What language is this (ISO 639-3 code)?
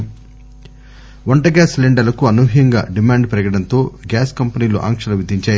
tel